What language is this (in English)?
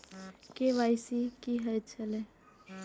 Maithili